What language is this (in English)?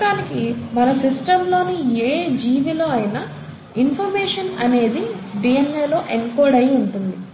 Telugu